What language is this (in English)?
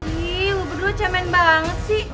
Indonesian